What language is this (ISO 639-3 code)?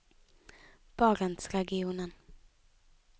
nor